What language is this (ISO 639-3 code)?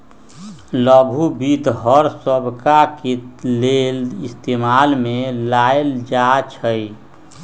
mag